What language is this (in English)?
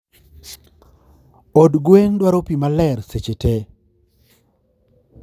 Luo (Kenya and Tanzania)